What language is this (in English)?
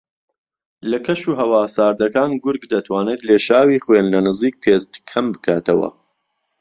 Central Kurdish